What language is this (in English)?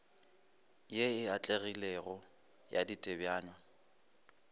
Northern Sotho